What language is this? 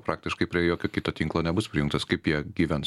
Lithuanian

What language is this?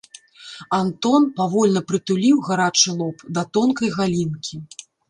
Belarusian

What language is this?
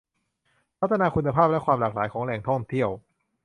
Thai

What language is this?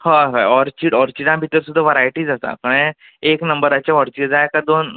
Konkani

